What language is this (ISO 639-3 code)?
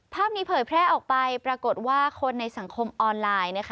tha